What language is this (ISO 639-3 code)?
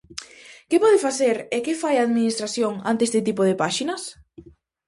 glg